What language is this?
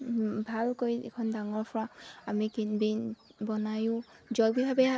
Assamese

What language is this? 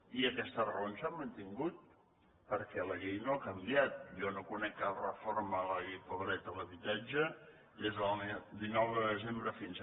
Catalan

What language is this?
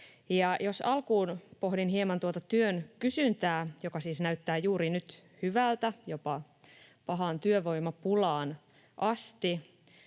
Finnish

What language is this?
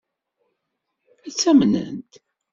Kabyle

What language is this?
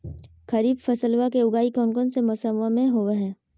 Magahi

